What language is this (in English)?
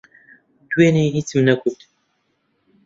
Central Kurdish